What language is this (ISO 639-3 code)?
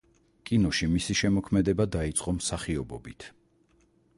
kat